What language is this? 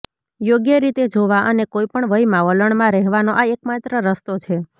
Gujarati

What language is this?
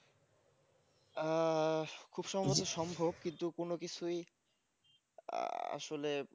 Bangla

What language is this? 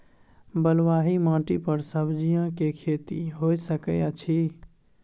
Maithili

